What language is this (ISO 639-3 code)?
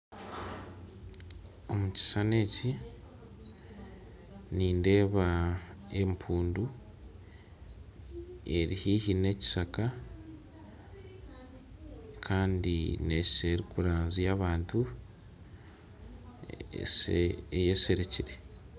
nyn